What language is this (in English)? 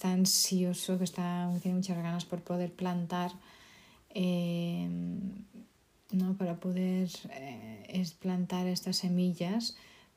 Spanish